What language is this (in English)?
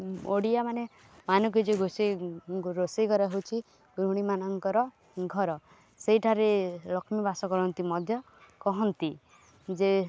Odia